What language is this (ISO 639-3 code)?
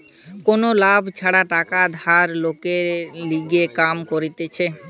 ben